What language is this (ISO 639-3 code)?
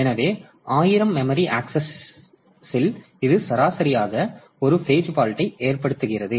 tam